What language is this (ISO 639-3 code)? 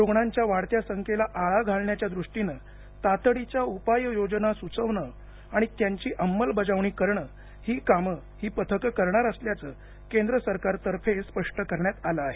mar